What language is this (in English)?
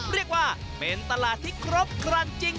Thai